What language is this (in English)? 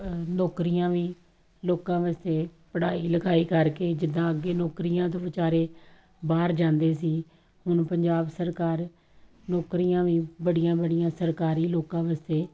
Punjabi